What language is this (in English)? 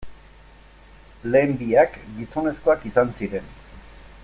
Basque